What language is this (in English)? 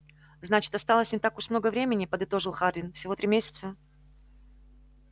Russian